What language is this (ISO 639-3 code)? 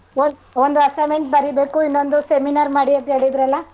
kan